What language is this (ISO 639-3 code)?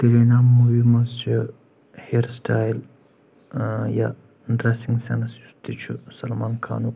kas